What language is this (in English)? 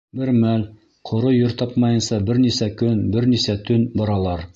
Bashkir